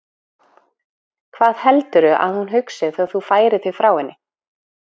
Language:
Icelandic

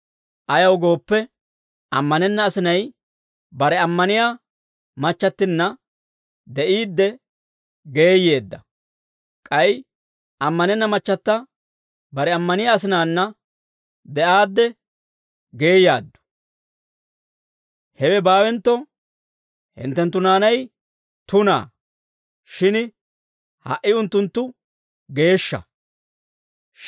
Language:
Dawro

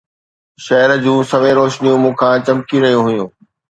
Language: Sindhi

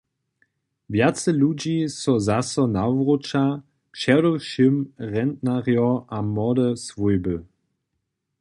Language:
Upper Sorbian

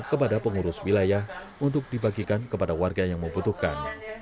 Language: Indonesian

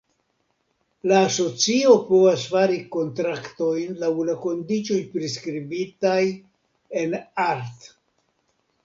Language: Esperanto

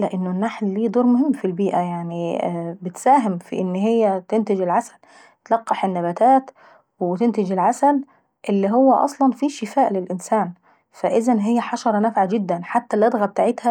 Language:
Saidi Arabic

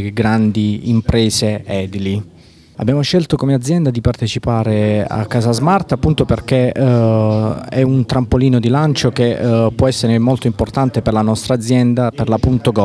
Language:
Italian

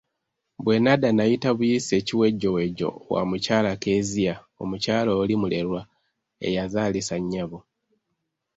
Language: Ganda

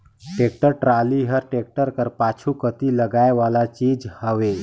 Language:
Chhattisgarhi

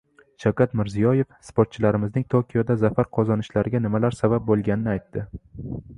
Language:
Uzbek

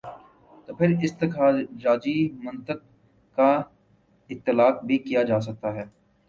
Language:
Urdu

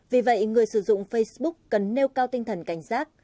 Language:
Vietnamese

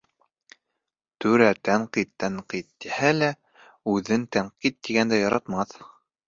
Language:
Bashkir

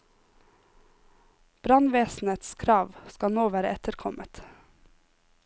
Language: Norwegian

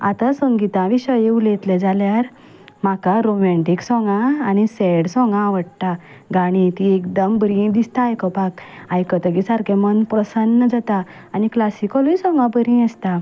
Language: Konkani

